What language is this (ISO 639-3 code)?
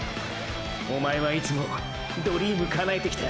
jpn